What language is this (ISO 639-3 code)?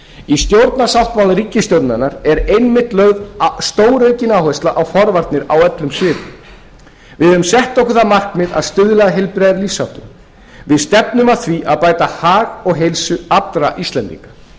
isl